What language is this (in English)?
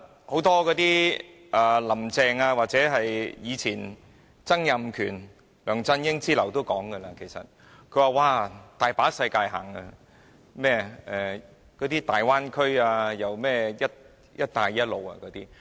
Cantonese